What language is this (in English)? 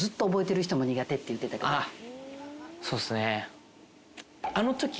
Japanese